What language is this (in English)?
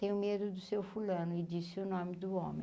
Portuguese